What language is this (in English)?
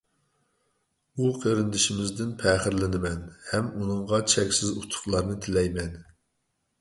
Uyghur